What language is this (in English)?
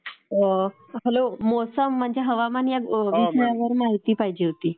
Marathi